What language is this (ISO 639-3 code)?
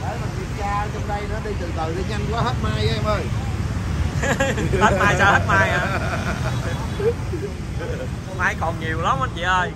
vie